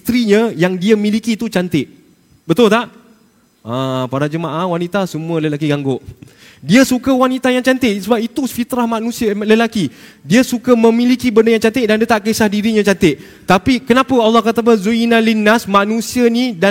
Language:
Malay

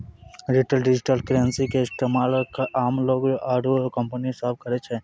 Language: Maithili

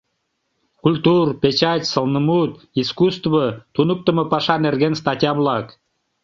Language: Mari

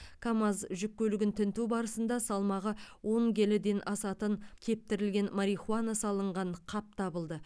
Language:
Kazakh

